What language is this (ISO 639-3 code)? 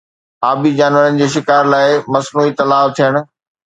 snd